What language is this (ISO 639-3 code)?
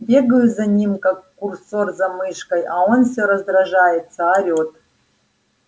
rus